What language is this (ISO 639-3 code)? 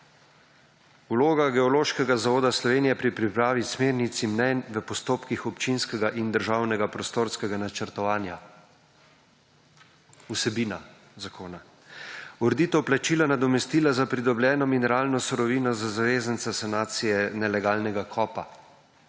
slv